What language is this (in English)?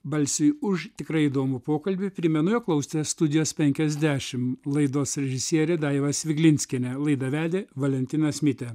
Lithuanian